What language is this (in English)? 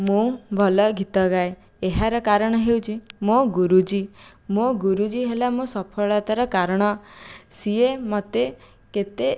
Odia